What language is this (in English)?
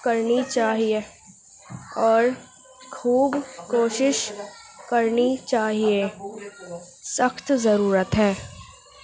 Urdu